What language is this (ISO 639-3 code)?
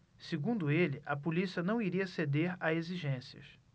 por